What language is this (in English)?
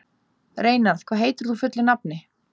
Icelandic